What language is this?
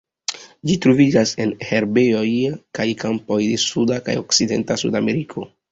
Esperanto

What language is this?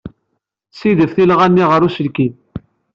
Kabyle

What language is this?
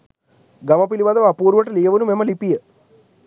Sinhala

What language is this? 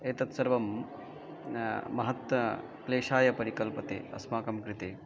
Sanskrit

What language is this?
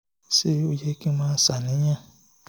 Yoruba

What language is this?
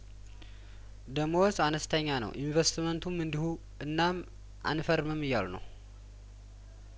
Amharic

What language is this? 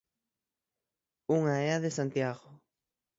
Galician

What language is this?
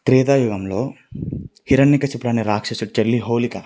Telugu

